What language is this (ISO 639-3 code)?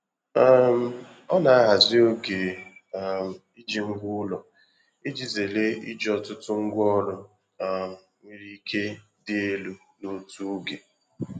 ibo